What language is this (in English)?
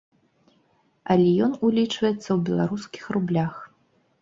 Belarusian